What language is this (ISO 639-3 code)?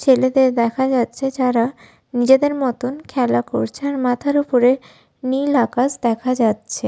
ben